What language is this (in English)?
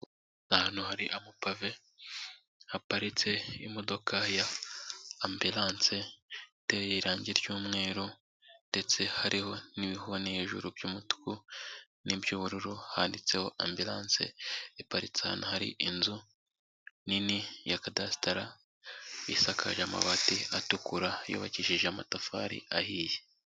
Kinyarwanda